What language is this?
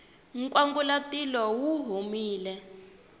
Tsonga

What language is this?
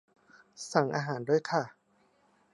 Thai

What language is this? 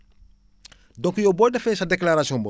Wolof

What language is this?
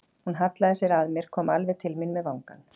Icelandic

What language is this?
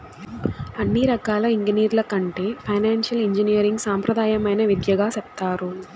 Telugu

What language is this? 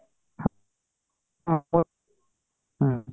Odia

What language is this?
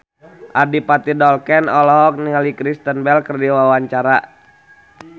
Sundanese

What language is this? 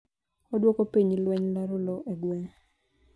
Luo (Kenya and Tanzania)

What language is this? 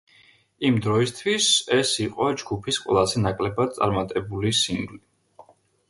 Georgian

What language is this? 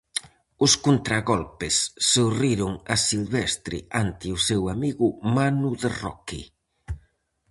Galician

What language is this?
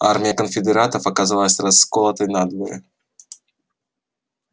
Russian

